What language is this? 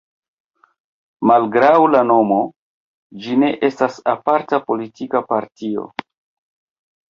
Esperanto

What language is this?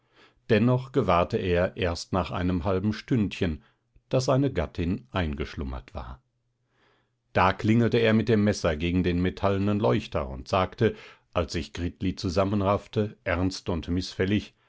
German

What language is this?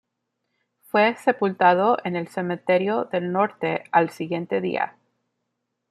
Spanish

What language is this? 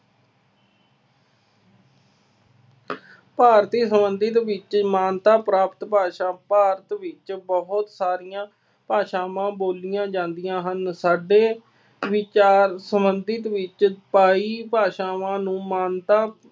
Punjabi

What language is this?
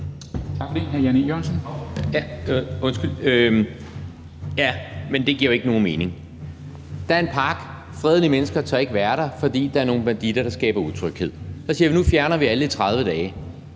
Danish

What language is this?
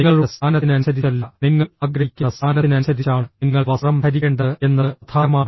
Malayalam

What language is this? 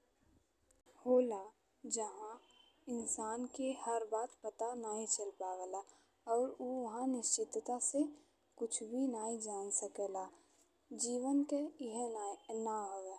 Bhojpuri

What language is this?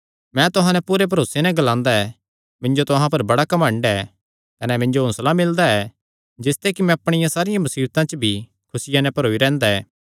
Kangri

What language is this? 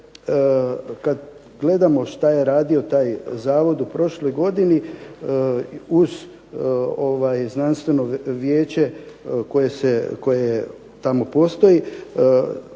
Croatian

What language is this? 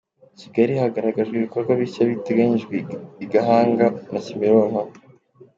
Kinyarwanda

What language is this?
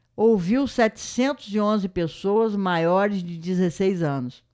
Portuguese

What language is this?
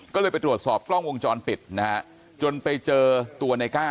Thai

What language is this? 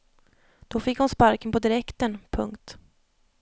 Swedish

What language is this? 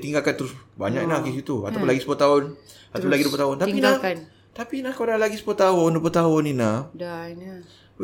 Malay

